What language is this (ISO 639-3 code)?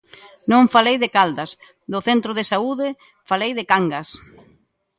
glg